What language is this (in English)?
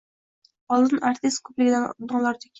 Uzbek